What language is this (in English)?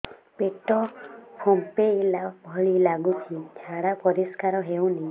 Odia